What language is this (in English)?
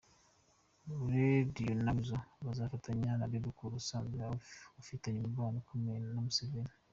Kinyarwanda